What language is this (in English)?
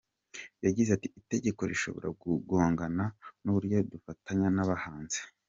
Kinyarwanda